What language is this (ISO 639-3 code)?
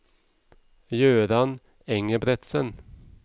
nor